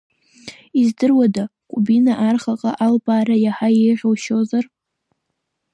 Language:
Abkhazian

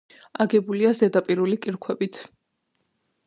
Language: Georgian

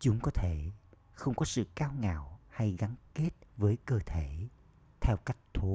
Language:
Vietnamese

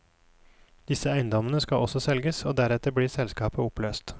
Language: Norwegian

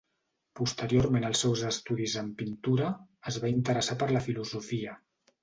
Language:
Catalan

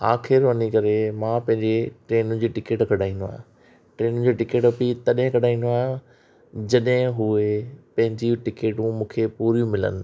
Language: Sindhi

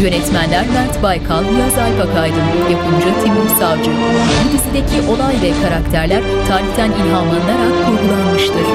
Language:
Turkish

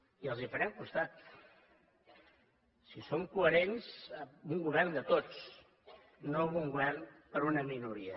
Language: Catalan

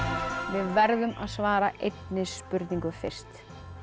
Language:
Icelandic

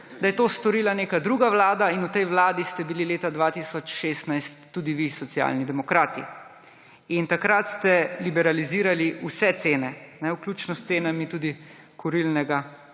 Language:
Slovenian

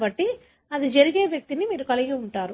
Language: Telugu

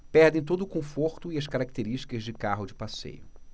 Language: Portuguese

